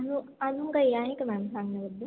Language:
Marathi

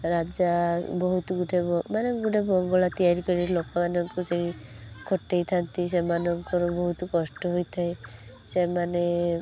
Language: Odia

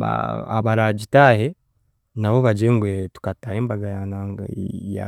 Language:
Chiga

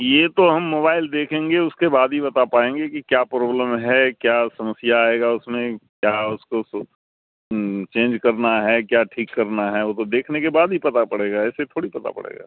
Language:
Urdu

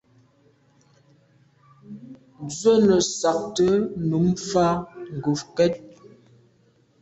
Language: Medumba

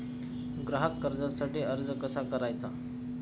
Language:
Marathi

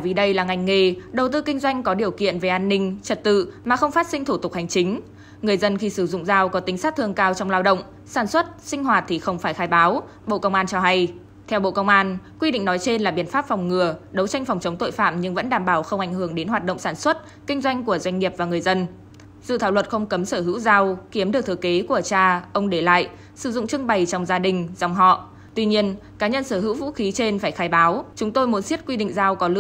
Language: Vietnamese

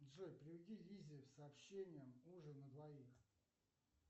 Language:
Russian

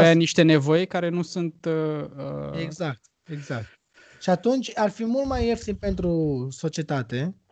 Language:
Romanian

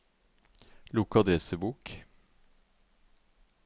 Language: Norwegian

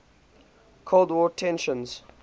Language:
English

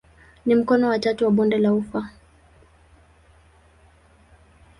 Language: Swahili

